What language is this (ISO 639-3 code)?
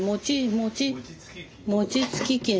jpn